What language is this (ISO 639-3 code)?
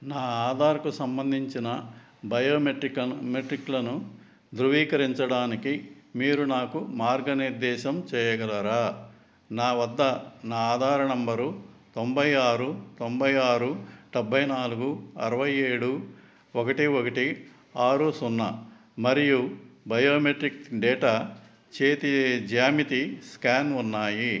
tel